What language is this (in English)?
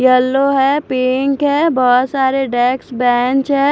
Hindi